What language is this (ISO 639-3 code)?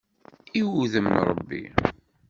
kab